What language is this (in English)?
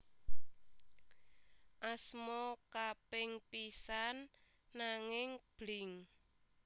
Javanese